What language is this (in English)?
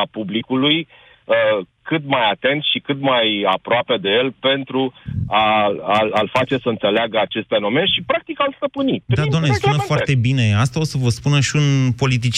Romanian